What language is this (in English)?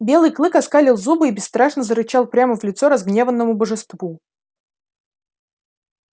Russian